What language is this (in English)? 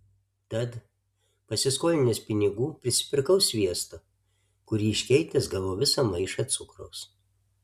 Lithuanian